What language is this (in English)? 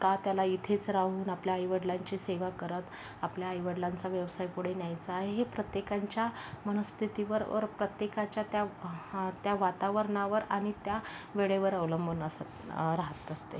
Marathi